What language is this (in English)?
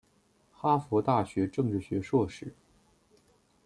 Chinese